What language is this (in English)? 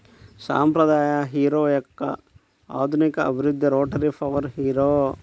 Telugu